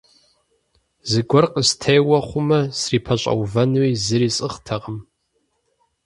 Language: Kabardian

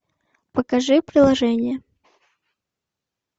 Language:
Russian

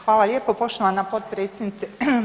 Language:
Croatian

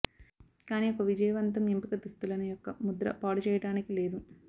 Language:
Telugu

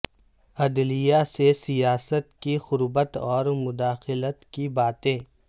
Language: Urdu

